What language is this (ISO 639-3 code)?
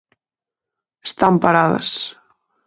glg